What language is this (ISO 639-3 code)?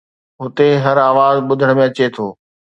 snd